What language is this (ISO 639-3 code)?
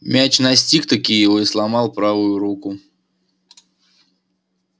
rus